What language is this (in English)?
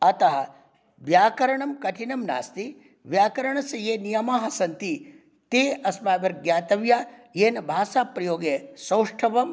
Sanskrit